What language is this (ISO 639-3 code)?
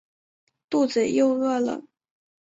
zho